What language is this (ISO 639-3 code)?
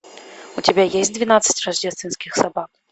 rus